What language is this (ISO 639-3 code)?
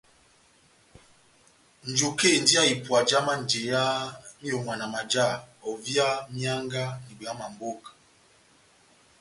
bnm